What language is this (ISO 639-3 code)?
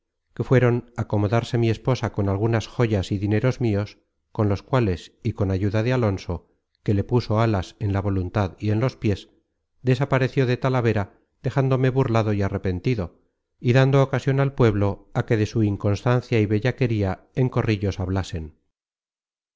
spa